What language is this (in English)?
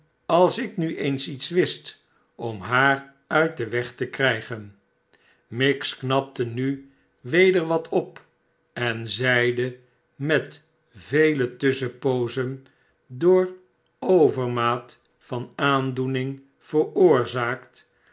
Dutch